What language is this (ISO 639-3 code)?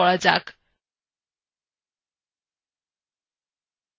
ben